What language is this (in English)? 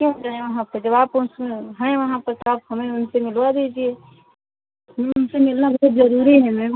Hindi